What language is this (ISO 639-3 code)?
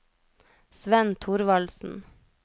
nor